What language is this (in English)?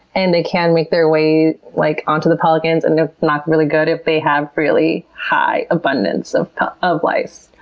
English